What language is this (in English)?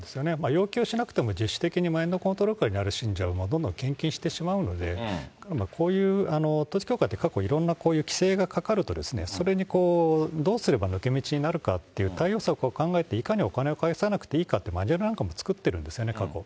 Japanese